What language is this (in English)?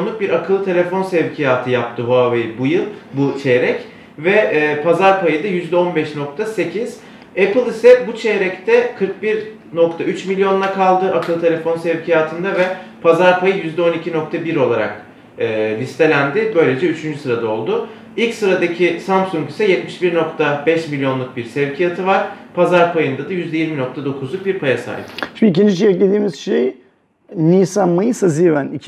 Turkish